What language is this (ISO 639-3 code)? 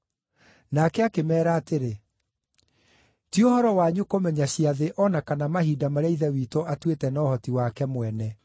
kik